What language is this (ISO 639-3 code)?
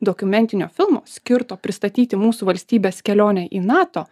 lit